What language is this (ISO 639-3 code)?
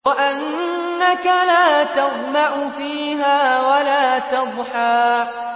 ara